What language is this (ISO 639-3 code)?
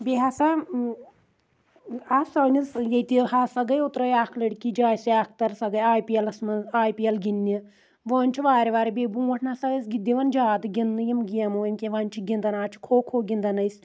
kas